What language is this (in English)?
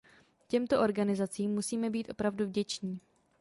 Czech